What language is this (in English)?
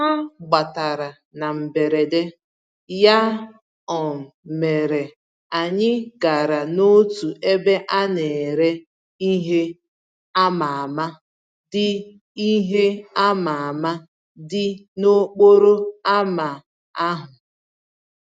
Igbo